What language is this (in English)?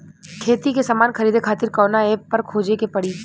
Bhojpuri